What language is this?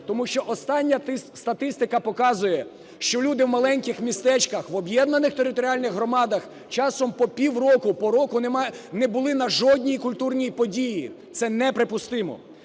Ukrainian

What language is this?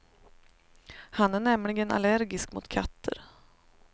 Swedish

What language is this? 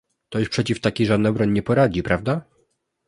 Polish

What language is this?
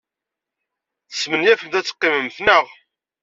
Kabyle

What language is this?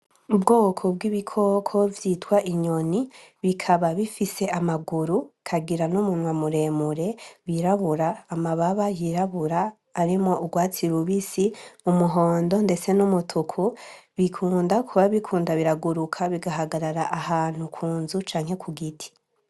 Rundi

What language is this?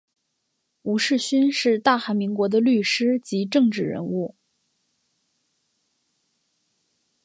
Chinese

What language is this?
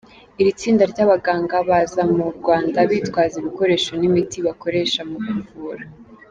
Kinyarwanda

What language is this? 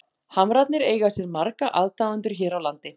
Icelandic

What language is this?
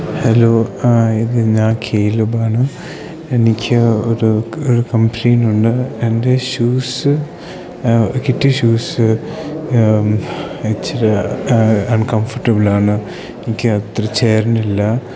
Malayalam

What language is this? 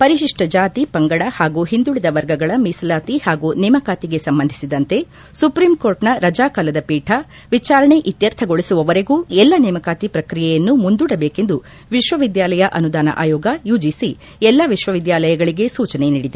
Kannada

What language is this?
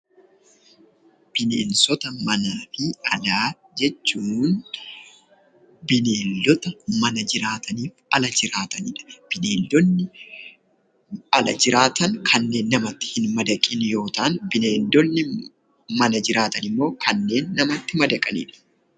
Oromo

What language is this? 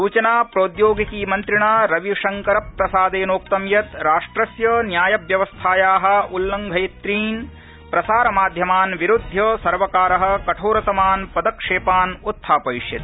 Sanskrit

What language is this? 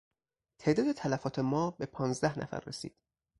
Persian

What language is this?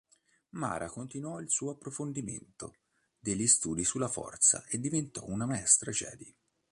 Italian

